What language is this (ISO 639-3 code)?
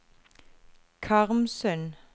nor